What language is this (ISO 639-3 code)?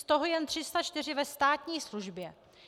ces